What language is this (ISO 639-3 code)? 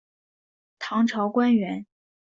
zho